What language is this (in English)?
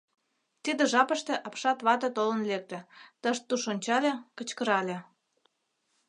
Mari